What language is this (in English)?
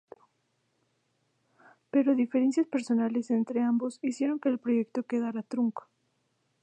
Spanish